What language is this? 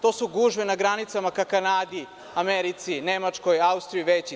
Serbian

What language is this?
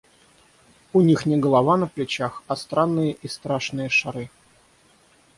Russian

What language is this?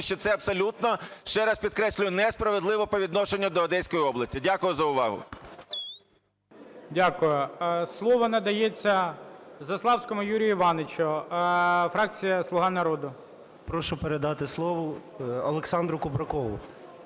Ukrainian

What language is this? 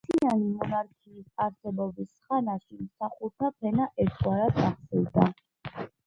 Georgian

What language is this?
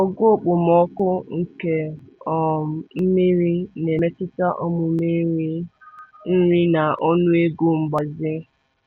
Igbo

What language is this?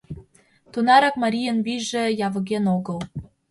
Mari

